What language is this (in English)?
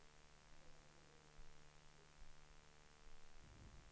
Swedish